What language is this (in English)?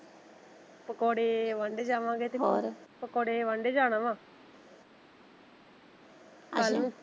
Punjabi